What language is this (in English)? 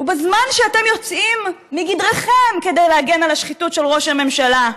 Hebrew